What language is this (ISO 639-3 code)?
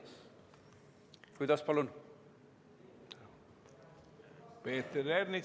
est